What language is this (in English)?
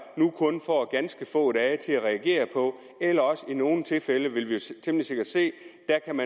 Danish